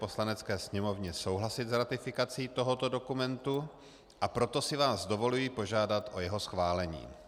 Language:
Czech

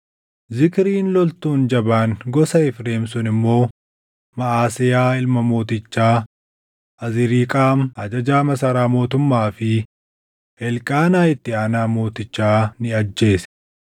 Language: Oromo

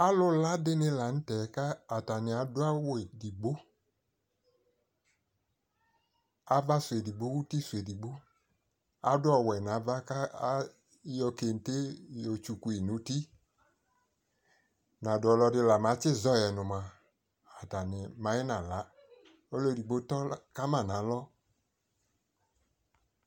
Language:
Ikposo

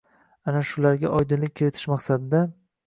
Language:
Uzbek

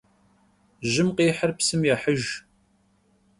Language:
Kabardian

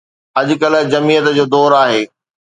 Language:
Sindhi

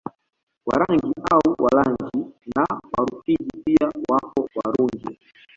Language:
Swahili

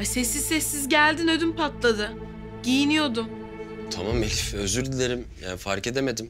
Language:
Turkish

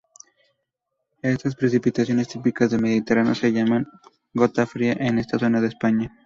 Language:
Spanish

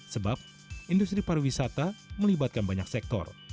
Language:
Indonesian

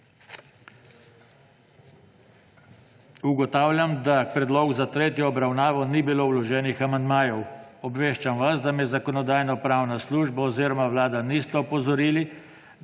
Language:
Slovenian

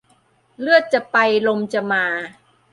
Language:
Thai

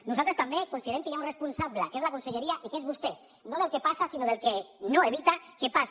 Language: Catalan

